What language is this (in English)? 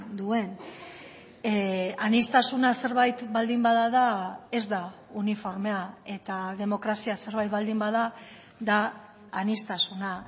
Basque